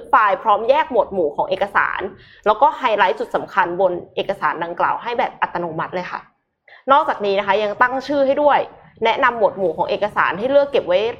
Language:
Thai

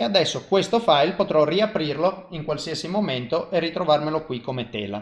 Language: Italian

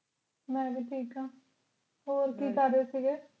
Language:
Punjabi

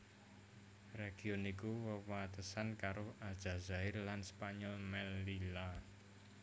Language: Javanese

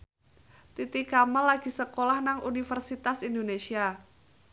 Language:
Javanese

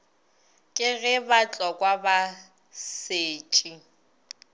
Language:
Northern Sotho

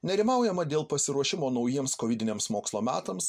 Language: Lithuanian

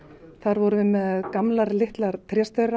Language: Icelandic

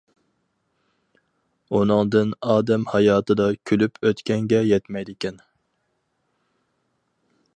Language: Uyghur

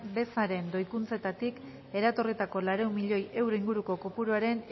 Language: Basque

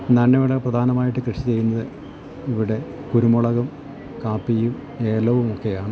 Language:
Malayalam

